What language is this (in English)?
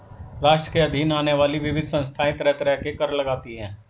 Hindi